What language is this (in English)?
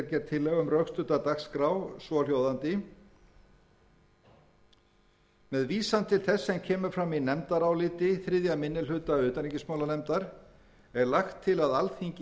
Icelandic